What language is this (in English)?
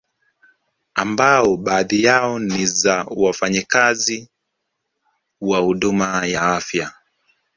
Swahili